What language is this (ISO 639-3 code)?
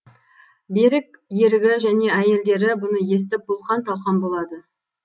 kaz